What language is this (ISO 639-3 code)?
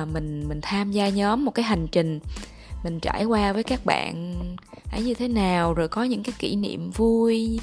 vie